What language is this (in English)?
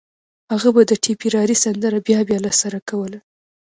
Pashto